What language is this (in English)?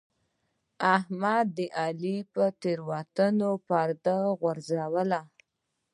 Pashto